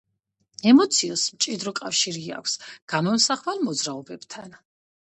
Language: Georgian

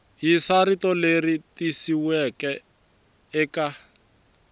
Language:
Tsonga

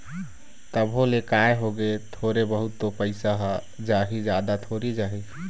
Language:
Chhattisgarhi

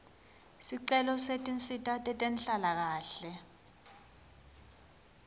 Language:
Swati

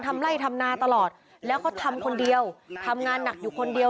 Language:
Thai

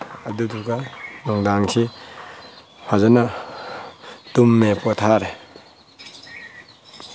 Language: Manipuri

